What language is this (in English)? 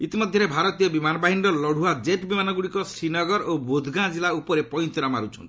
Odia